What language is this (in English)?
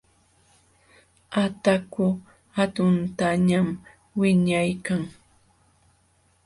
Jauja Wanca Quechua